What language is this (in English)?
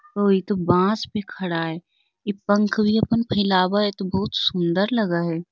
Magahi